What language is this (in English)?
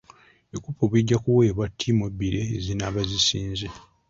Ganda